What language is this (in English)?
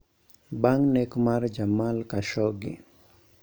Luo (Kenya and Tanzania)